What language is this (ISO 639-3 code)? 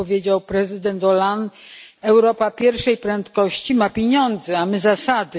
pol